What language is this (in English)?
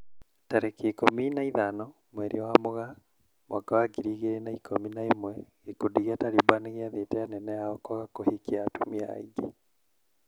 Kikuyu